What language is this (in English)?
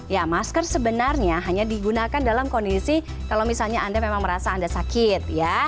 Indonesian